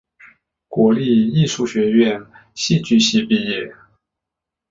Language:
Chinese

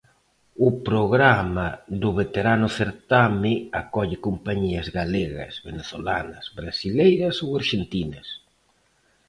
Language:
Galician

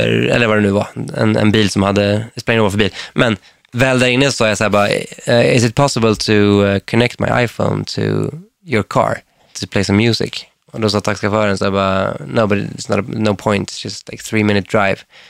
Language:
Swedish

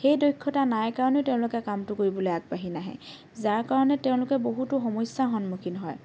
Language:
Assamese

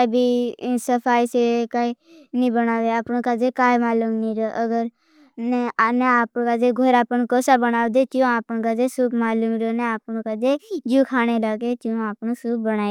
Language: Bhili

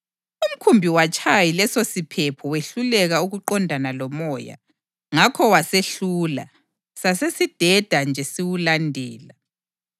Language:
North Ndebele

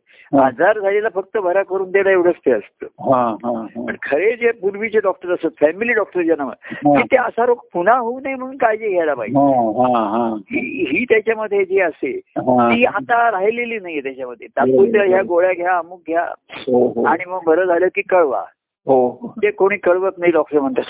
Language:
Marathi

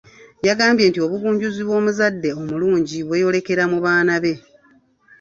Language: Ganda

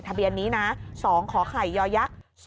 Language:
Thai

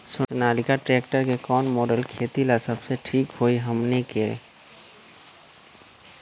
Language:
Magahi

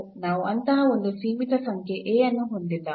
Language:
Kannada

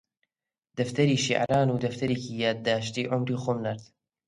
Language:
Central Kurdish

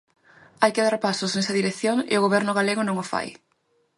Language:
Galician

